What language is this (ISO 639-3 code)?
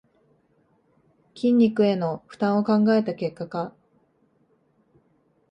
jpn